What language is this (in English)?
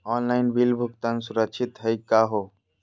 Magahi